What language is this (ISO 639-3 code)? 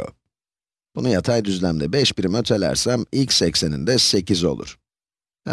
tur